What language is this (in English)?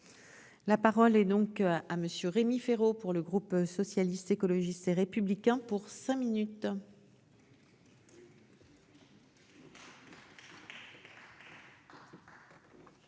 French